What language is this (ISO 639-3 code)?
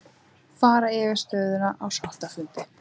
isl